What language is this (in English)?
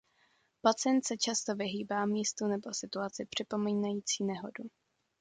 Czech